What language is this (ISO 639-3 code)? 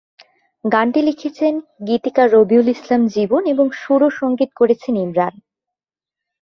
ben